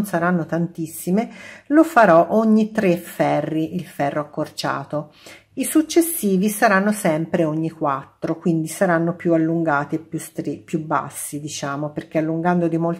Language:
Italian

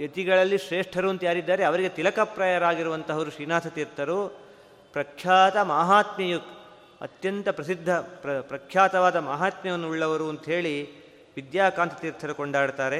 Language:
Kannada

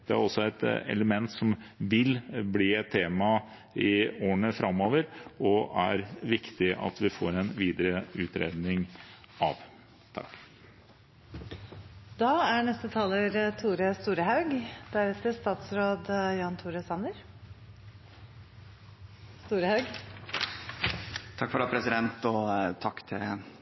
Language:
Norwegian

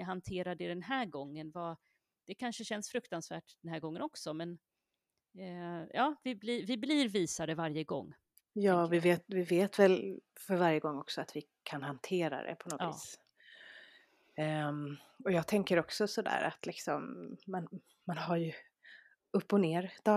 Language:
Swedish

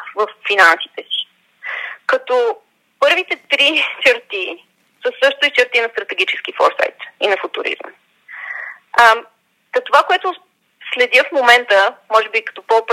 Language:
Bulgarian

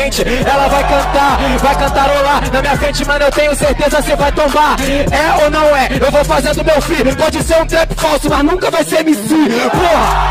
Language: Portuguese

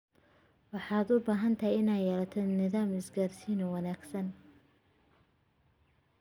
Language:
Somali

